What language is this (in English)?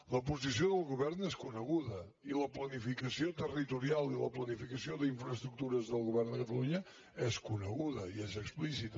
Catalan